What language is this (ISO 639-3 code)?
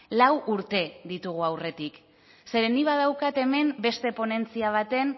eus